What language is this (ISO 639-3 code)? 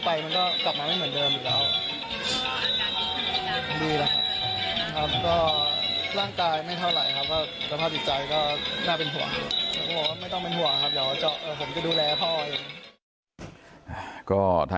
tha